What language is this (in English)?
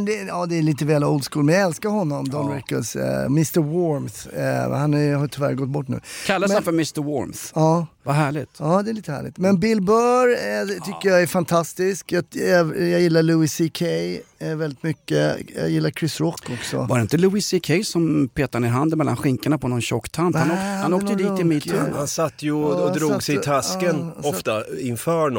Swedish